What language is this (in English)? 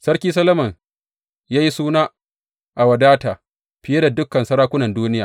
Hausa